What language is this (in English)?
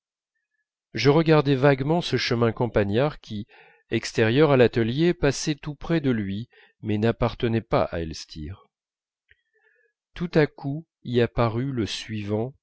French